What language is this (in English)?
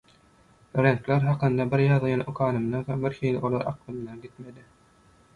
Turkmen